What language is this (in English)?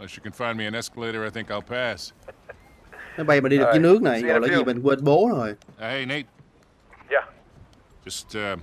Vietnamese